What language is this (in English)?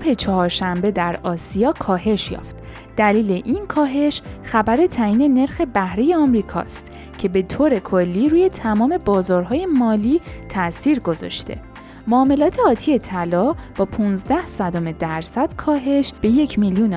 Persian